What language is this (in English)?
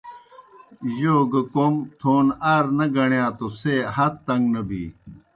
Kohistani Shina